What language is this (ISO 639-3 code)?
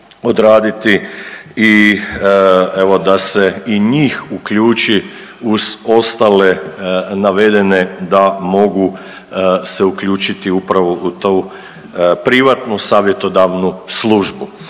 hrv